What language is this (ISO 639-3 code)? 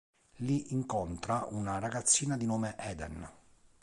ita